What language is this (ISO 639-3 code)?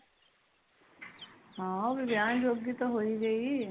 pan